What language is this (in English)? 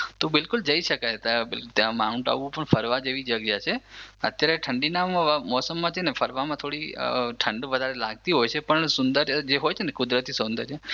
Gujarati